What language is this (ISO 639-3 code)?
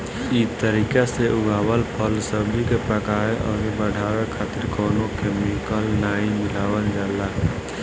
bho